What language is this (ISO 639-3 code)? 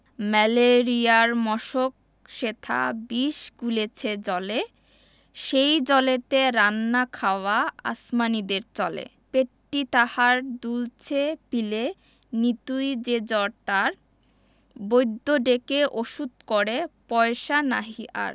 ben